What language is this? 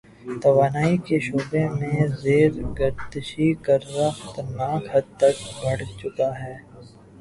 Urdu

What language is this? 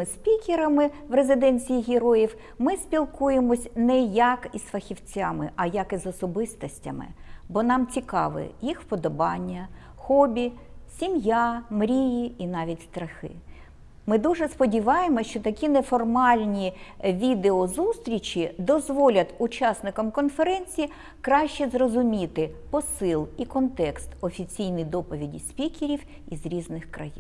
Ukrainian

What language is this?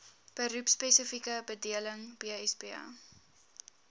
Afrikaans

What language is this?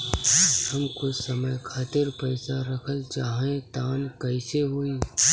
Bhojpuri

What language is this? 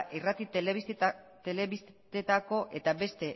Basque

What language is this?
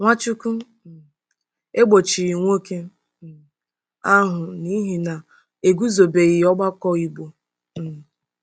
Igbo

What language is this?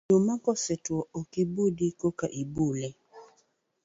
Luo (Kenya and Tanzania)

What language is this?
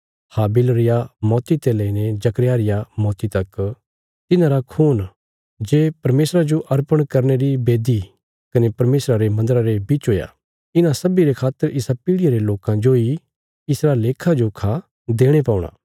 Bilaspuri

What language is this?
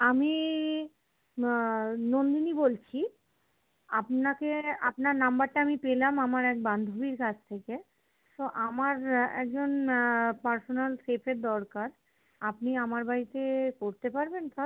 Bangla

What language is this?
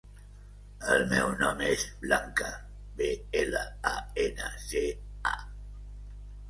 Catalan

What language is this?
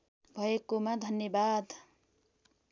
Nepali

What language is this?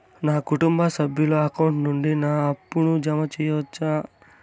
Telugu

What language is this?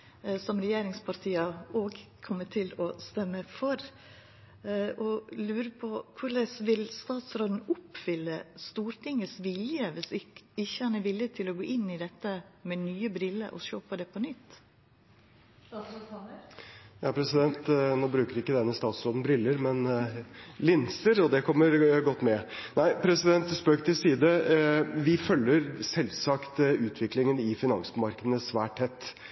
Norwegian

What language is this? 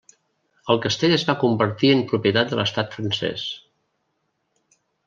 Catalan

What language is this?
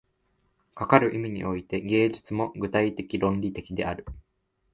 Japanese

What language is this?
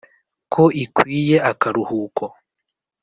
Kinyarwanda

